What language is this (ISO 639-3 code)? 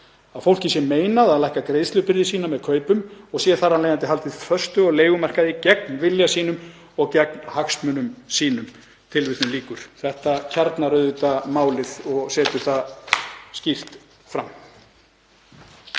isl